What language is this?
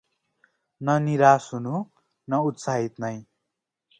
Nepali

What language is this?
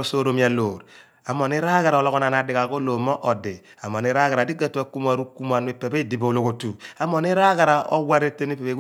Abua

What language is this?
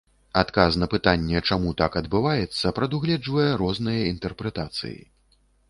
Belarusian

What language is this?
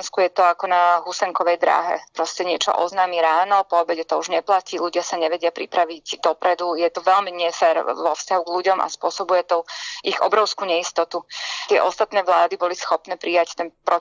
Slovak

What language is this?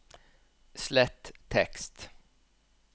Norwegian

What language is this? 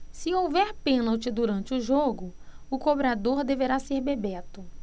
Portuguese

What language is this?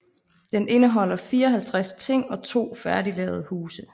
Danish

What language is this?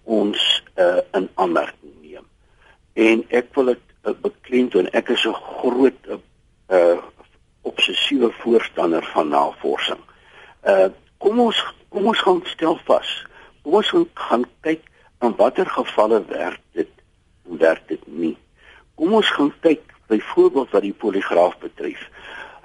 Dutch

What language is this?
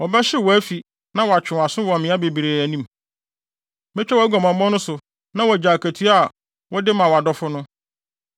Akan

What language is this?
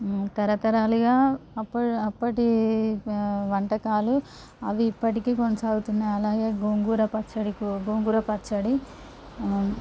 Telugu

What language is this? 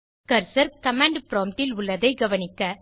Tamil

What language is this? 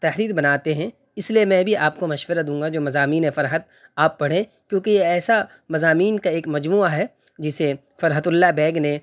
Urdu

